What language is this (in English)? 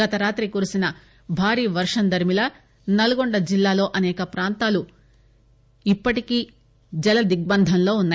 Telugu